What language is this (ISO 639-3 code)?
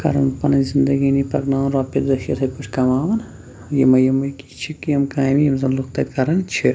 kas